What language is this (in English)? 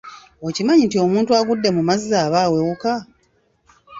Ganda